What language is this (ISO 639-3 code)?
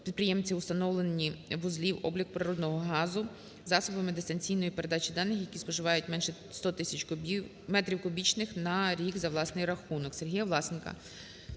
ukr